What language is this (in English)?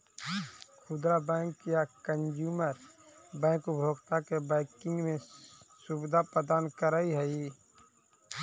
Magahi